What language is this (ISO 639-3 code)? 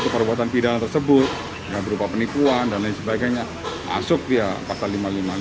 ind